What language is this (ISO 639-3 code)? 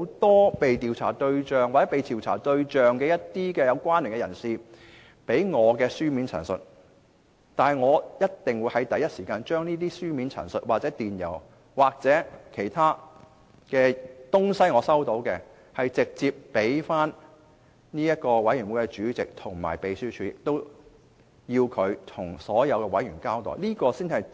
yue